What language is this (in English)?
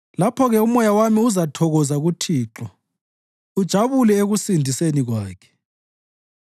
North Ndebele